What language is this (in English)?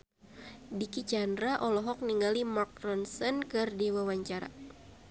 Sundanese